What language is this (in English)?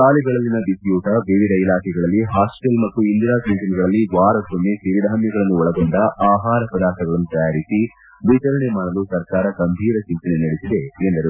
Kannada